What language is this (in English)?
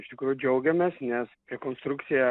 Lithuanian